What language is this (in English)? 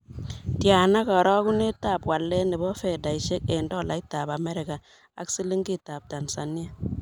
Kalenjin